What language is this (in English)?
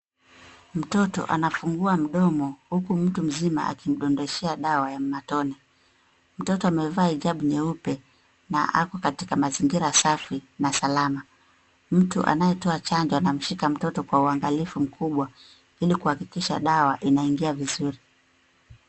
Swahili